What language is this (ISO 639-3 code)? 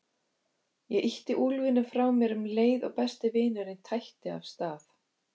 isl